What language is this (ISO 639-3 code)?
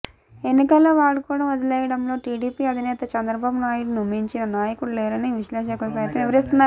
tel